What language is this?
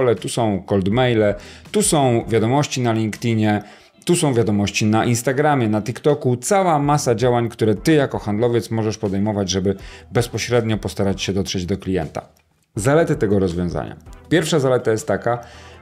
Polish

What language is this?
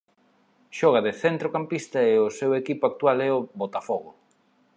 Galician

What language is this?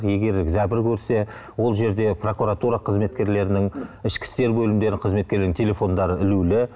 Kazakh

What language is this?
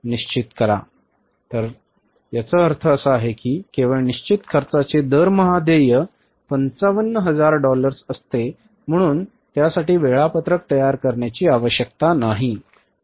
Marathi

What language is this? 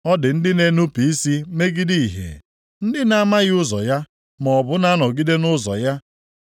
Igbo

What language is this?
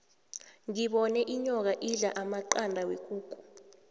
South Ndebele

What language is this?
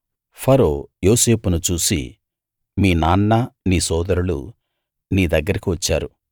Telugu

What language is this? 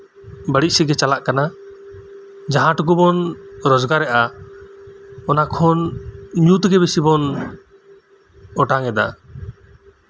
Santali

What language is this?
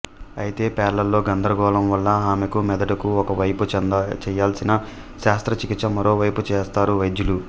Telugu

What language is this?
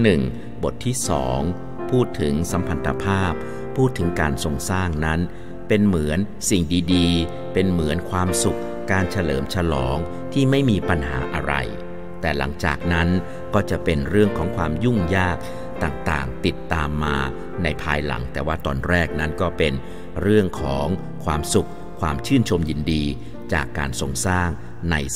Thai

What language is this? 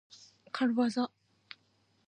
Japanese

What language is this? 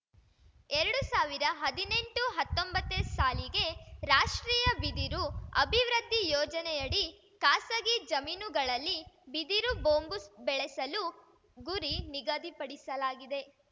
Kannada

